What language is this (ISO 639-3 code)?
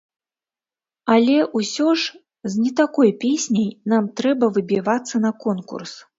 bel